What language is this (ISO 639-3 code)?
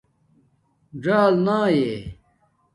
dmk